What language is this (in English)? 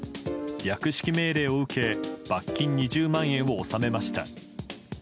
Japanese